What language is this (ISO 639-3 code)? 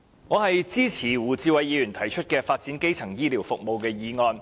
yue